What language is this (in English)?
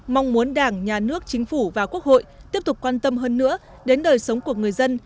Vietnamese